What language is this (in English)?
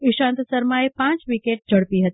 Gujarati